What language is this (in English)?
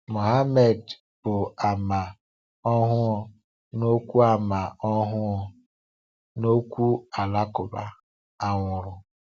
Igbo